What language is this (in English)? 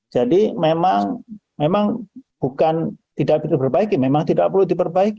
Indonesian